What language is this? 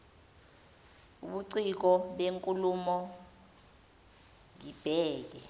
Zulu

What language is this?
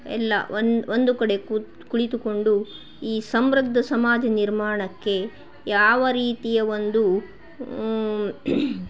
Kannada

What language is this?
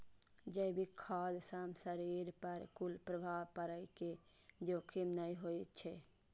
Maithili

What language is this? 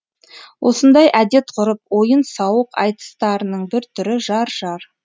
Kazakh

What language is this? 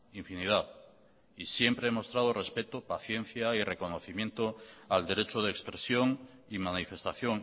Spanish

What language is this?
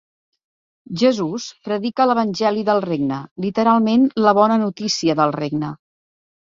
Catalan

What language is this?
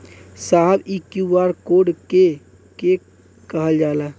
Bhojpuri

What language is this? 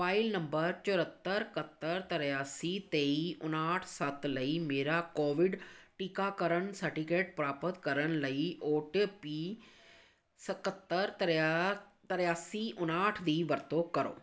Punjabi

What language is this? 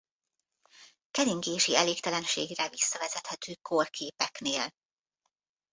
Hungarian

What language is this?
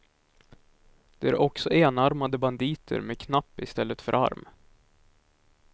Swedish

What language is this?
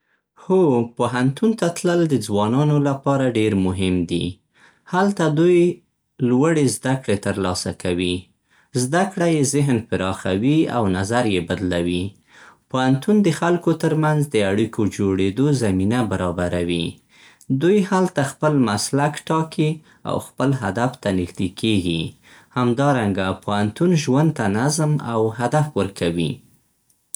Central Pashto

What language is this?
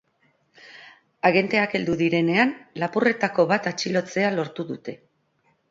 Basque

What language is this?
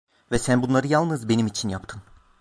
Turkish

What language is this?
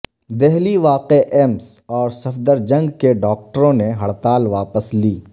Urdu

